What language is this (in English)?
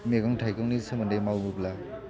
Bodo